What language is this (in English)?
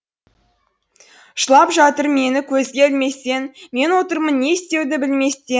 Kazakh